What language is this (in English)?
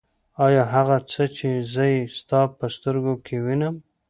Pashto